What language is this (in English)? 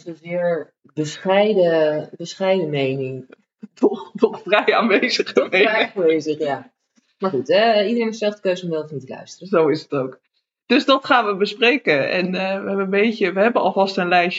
Dutch